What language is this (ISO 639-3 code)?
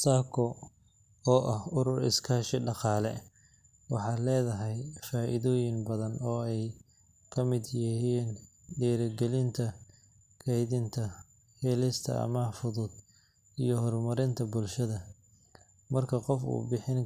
som